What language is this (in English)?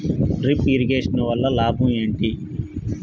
Telugu